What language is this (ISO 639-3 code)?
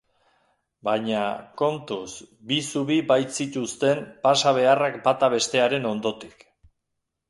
eus